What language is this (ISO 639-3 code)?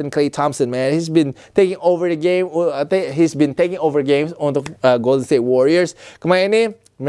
ind